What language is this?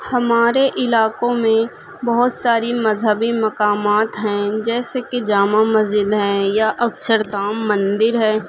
Urdu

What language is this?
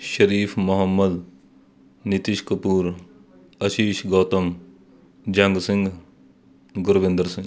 Punjabi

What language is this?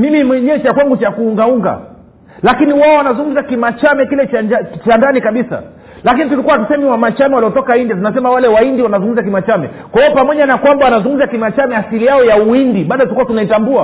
Swahili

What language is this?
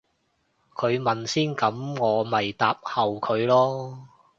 Cantonese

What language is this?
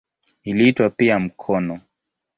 Swahili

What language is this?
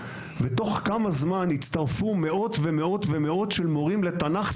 Hebrew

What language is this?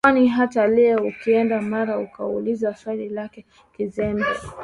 Swahili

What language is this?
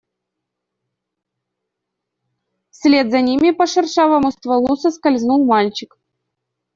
Russian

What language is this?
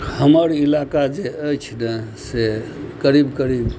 Maithili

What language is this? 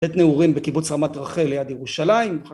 Hebrew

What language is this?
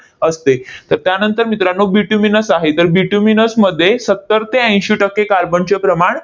Marathi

